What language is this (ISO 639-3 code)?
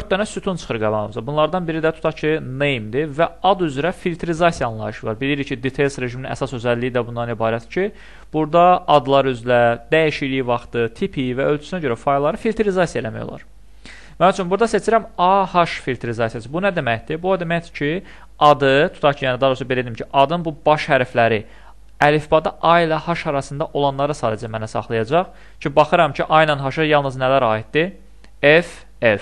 tur